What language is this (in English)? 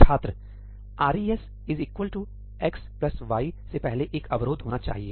Hindi